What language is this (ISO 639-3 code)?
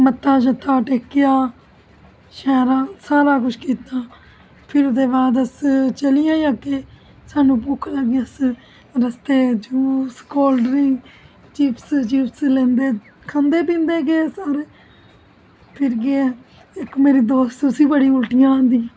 doi